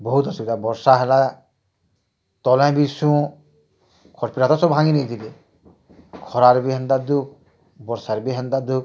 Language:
Odia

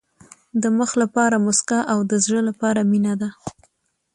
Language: Pashto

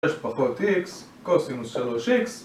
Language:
Hebrew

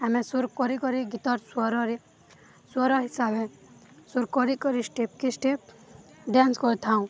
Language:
Odia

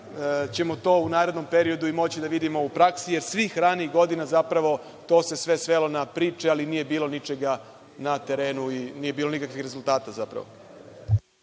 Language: Serbian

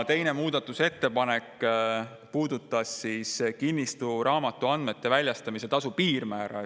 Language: Estonian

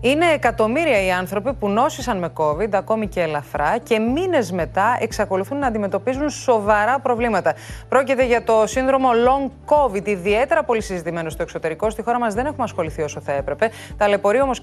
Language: Greek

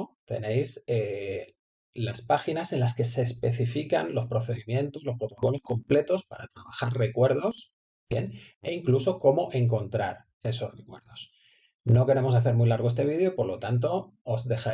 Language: Spanish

